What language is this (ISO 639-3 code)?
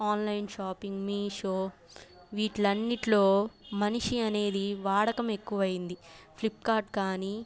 tel